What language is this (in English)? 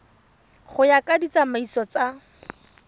Tswana